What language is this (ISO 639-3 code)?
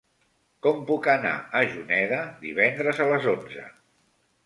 cat